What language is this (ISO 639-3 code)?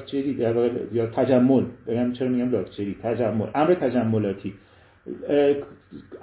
fas